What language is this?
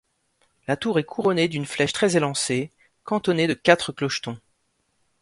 French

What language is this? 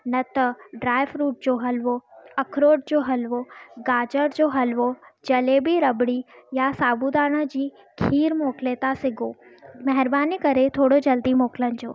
Sindhi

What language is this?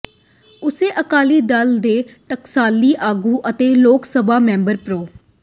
Punjabi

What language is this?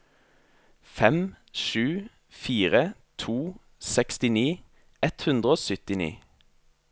Norwegian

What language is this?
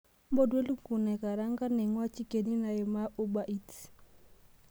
Masai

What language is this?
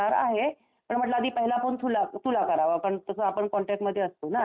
Marathi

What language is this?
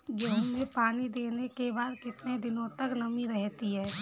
Hindi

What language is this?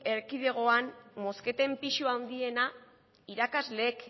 Basque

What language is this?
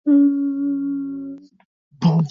Swahili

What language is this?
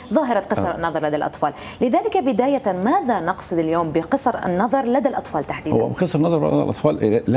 Arabic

